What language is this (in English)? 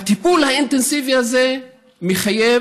Hebrew